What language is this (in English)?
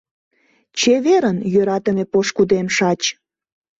Mari